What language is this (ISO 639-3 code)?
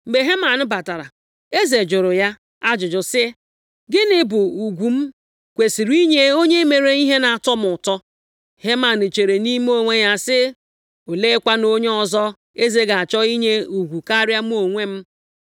ibo